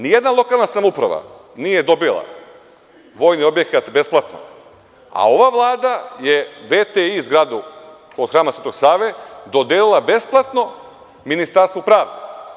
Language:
Serbian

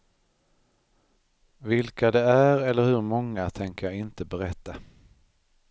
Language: Swedish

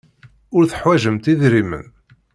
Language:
Kabyle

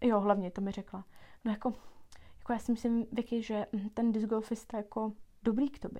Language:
Czech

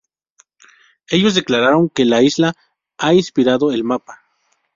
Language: Spanish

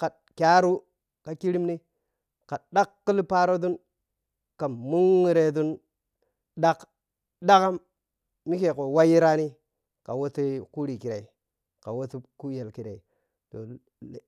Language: Piya-Kwonci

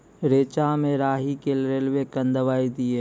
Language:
Maithili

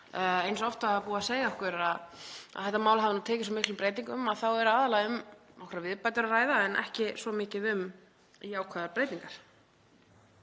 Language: Icelandic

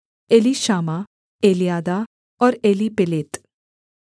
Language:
Hindi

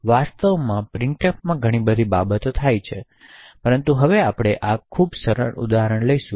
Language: Gujarati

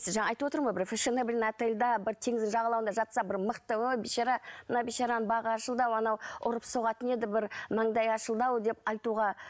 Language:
Kazakh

